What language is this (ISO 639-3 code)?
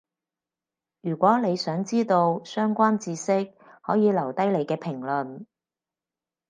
yue